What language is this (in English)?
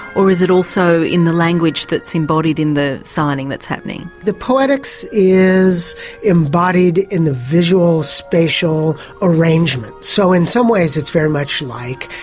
English